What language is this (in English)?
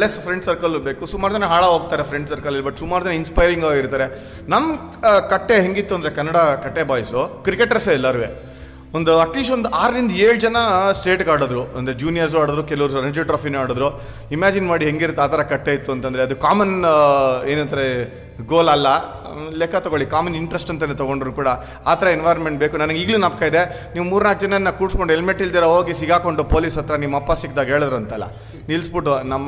Kannada